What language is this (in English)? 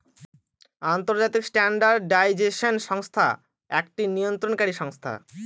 Bangla